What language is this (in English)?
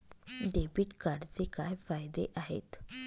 Marathi